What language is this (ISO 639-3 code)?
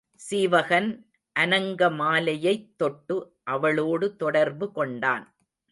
tam